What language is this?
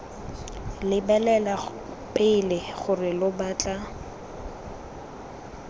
Tswana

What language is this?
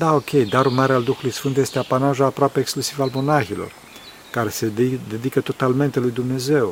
Romanian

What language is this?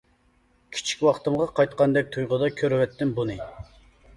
Uyghur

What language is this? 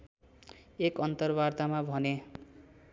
Nepali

